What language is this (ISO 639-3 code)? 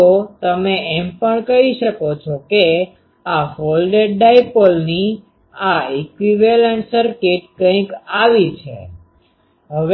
guj